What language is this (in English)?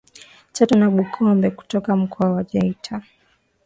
Swahili